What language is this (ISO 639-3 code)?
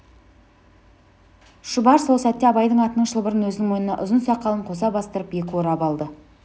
kaz